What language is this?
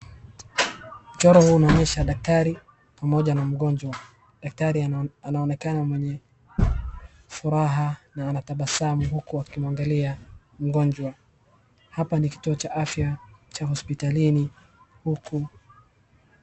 Swahili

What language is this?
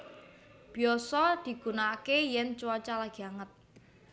Javanese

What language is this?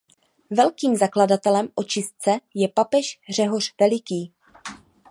Czech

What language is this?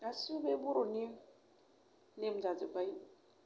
Bodo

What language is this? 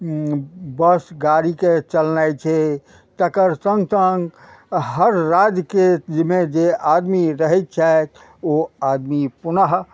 Maithili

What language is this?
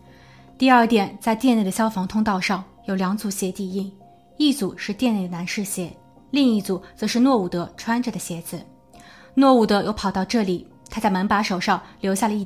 Chinese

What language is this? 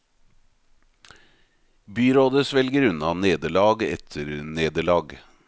Norwegian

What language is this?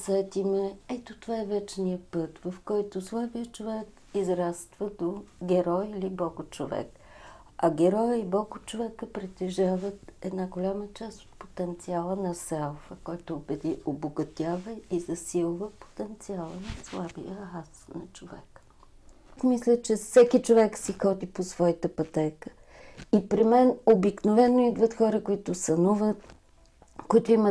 Bulgarian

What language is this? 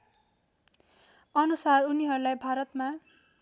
Nepali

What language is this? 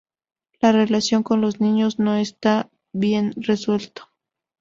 Spanish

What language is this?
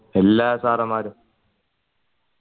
Malayalam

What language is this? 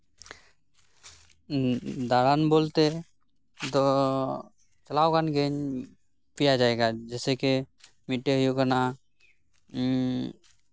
Santali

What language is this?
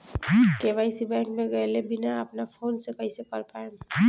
Bhojpuri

